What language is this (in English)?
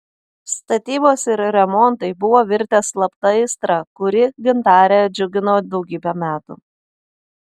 Lithuanian